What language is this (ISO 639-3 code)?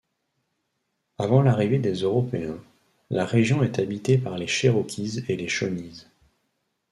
fra